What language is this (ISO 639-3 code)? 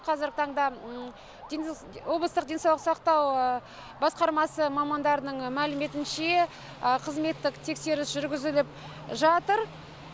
kaz